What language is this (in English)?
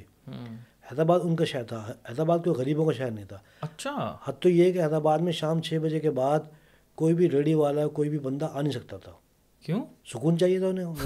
Urdu